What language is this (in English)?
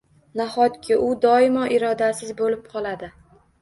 Uzbek